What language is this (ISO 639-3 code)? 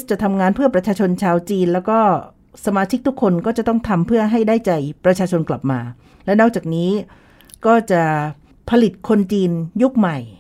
tha